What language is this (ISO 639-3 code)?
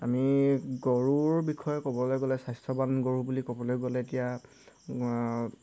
asm